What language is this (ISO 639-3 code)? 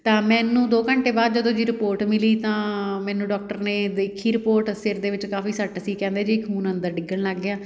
pan